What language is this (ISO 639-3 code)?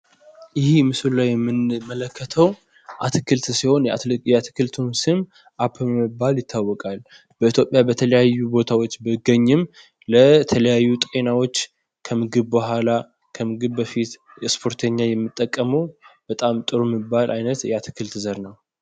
amh